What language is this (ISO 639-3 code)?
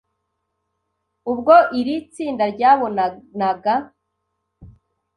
kin